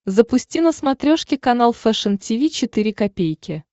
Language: Russian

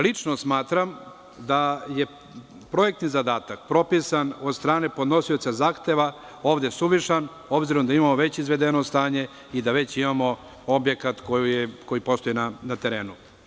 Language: Serbian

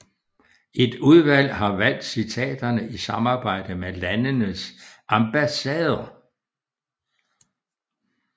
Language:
Danish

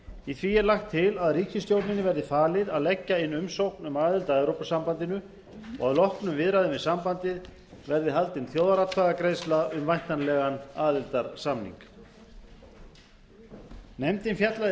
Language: Icelandic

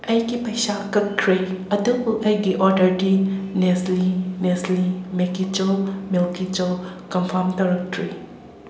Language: Manipuri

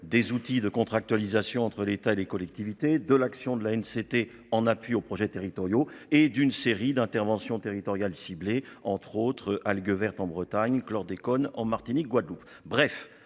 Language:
French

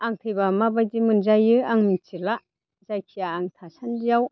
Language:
Bodo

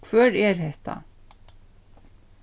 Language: Faroese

